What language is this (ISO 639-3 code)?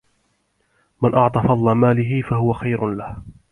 ara